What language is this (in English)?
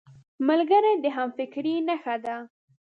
Pashto